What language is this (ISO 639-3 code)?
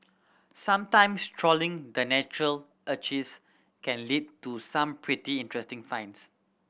eng